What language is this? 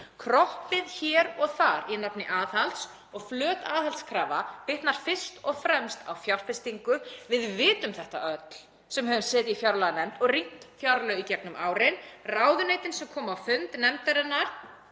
Icelandic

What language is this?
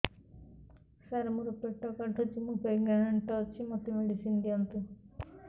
Odia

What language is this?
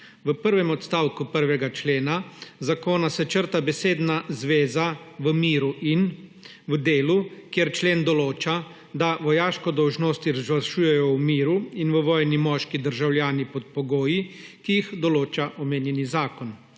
Slovenian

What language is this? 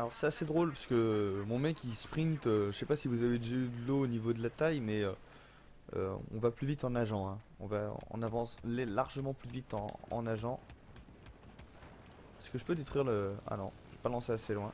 French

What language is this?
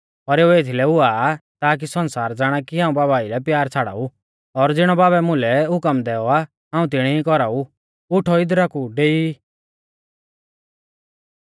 Mahasu Pahari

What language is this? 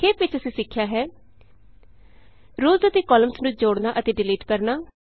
Punjabi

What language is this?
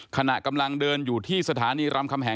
Thai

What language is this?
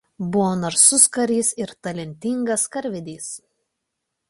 Lithuanian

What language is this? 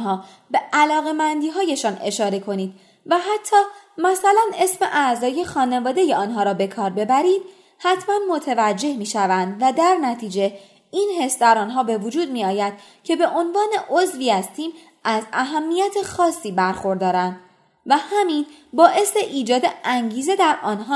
Persian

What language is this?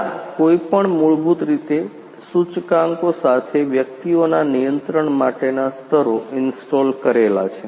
Gujarati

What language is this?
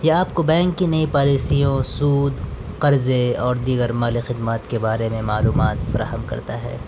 Urdu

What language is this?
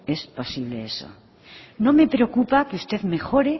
Spanish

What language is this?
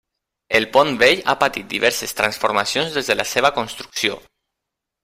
Catalan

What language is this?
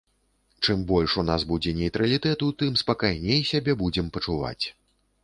Belarusian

